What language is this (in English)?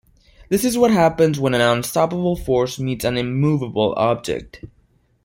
English